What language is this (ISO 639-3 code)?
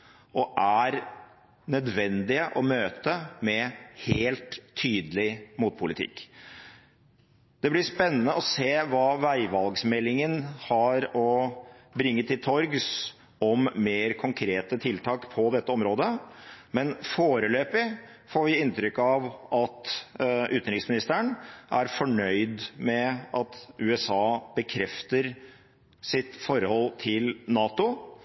nob